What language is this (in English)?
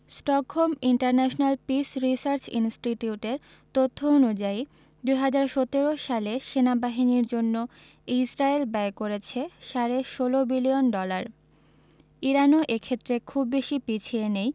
Bangla